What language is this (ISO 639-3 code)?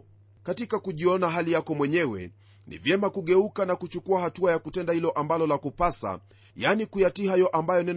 swa